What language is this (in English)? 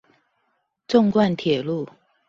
Chinese